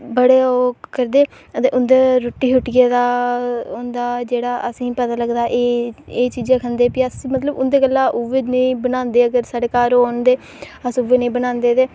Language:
Dogri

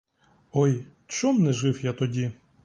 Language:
Ukrainian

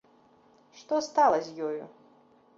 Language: Belarusian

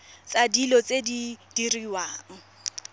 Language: Tswana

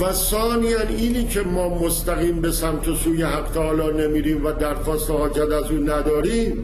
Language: Persian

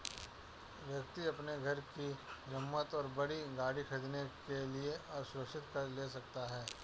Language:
Hindi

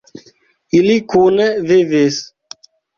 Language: Esperanto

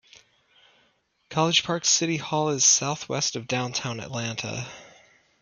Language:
English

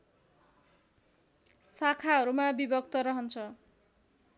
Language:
Nepali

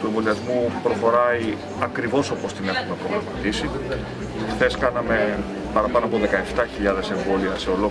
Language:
Greek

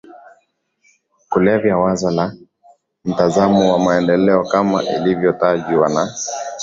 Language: Swahili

